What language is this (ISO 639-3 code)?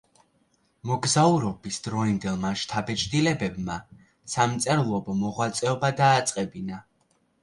kat